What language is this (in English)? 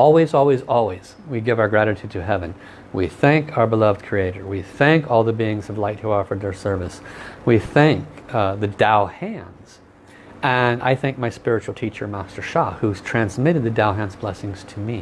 English